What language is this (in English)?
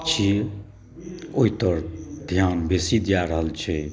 Maithili